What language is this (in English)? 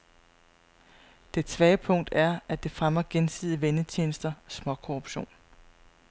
Danish